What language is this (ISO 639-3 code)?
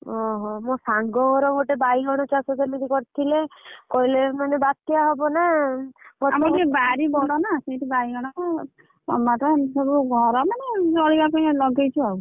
ori